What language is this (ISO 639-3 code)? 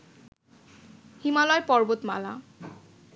ben